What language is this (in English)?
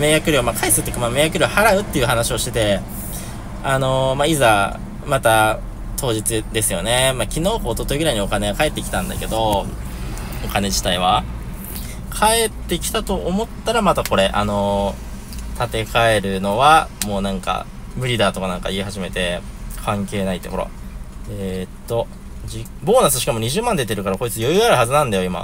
Japanese